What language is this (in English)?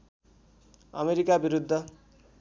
Nepali